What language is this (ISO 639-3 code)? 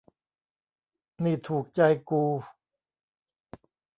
tha